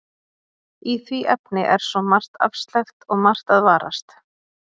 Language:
Icelandic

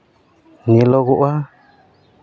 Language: Santali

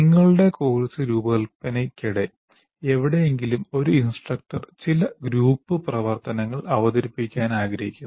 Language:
Malayalam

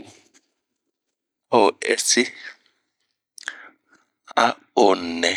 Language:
Bomu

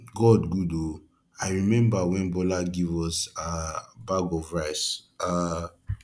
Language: Nigerian Pidgin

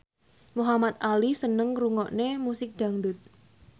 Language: Javanese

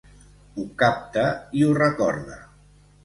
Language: Catalan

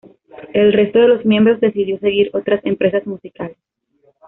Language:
Spanish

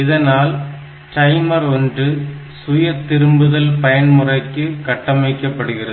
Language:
Tamil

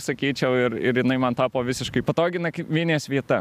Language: Lithuanian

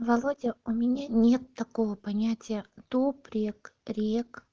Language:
Russian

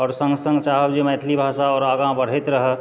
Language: Maithili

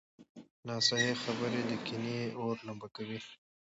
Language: Pashto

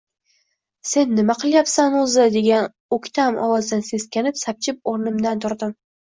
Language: Uzbek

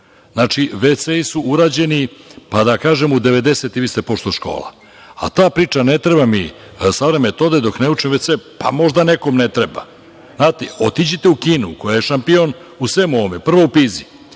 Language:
Serbian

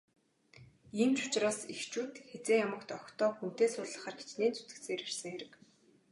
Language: Mongolian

